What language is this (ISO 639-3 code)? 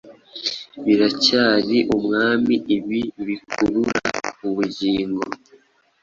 kin